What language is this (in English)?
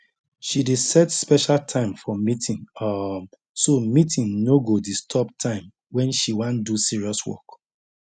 Nigerian Pidgin